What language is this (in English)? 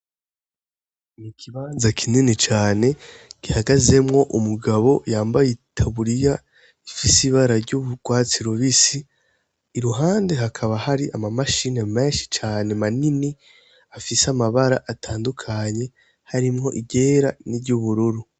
Rundi